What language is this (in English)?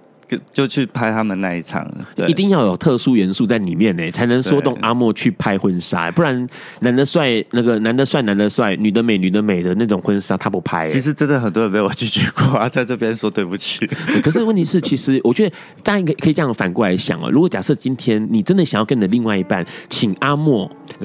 Chinese